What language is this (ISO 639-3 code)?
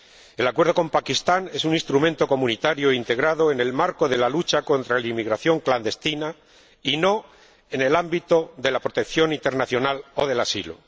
spa